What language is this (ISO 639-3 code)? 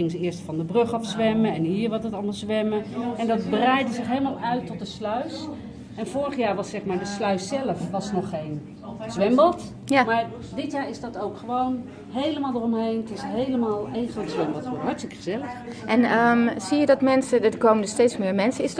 nld